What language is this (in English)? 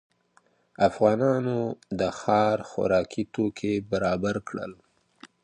Pashto